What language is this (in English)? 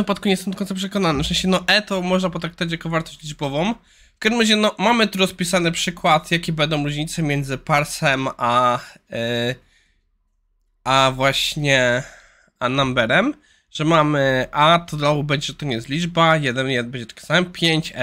Polish